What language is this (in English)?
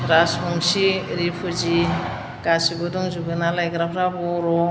Bodo